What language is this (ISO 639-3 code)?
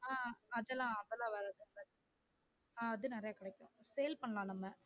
tam